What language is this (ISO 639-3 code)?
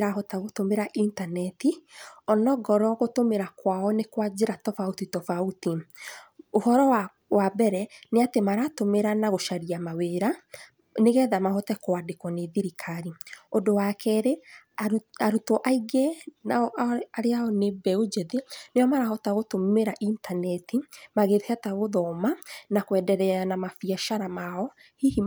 kik